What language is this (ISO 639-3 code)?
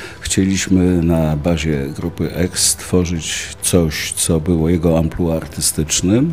pol